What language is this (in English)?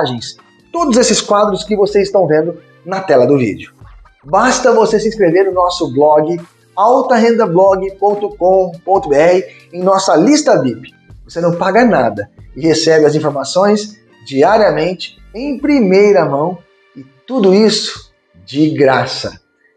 Portuguese